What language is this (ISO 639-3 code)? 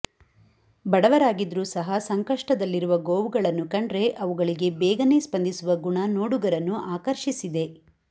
kan